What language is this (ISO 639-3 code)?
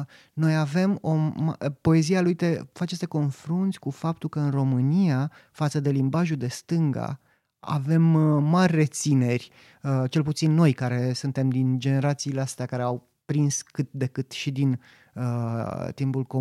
ron